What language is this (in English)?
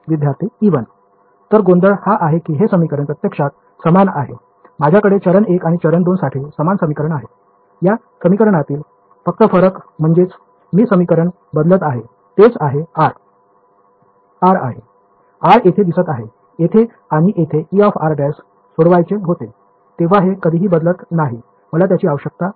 Marathi